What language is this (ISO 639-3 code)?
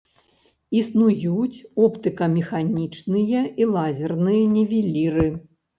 bel